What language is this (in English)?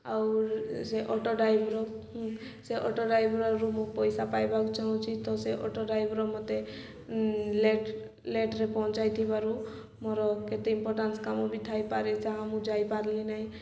Odia